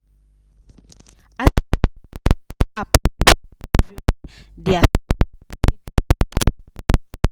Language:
Nigerian Pidgin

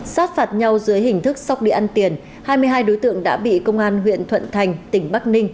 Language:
Vietnamese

